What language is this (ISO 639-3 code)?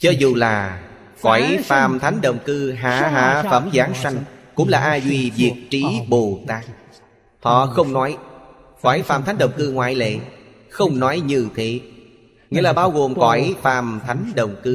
vie